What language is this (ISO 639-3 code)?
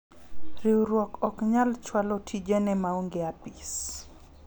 luo